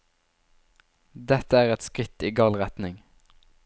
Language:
Norwegian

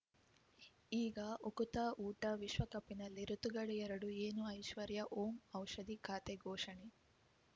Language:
Kannada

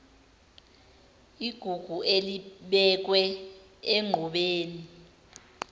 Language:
Zulu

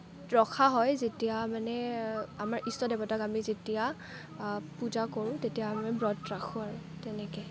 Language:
Assamese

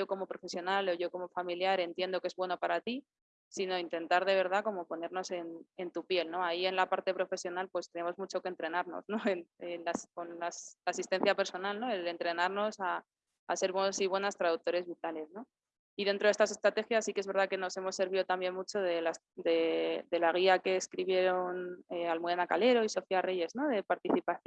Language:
Spanish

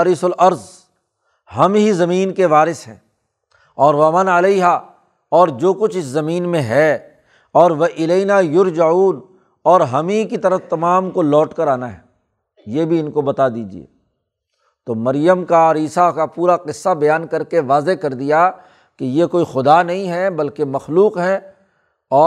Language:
Urdu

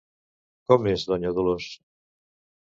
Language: Catalan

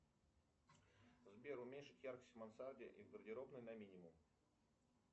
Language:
Russian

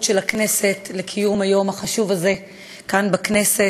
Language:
Hebrew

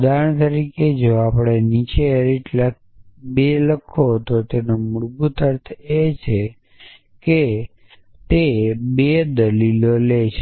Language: Gujarati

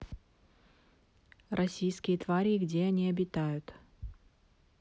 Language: Russian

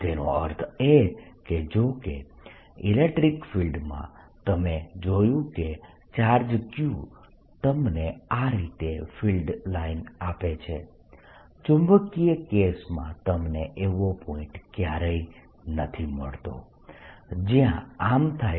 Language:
Gujarati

